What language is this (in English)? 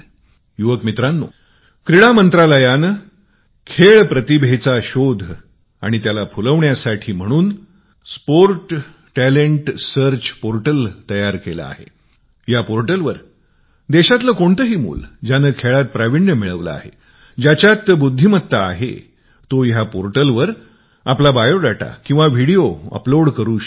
Marathi